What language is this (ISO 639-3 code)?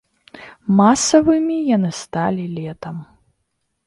bel